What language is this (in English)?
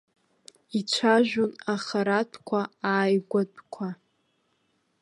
Abkhazian